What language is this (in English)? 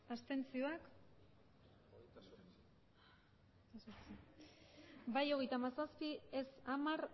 Basque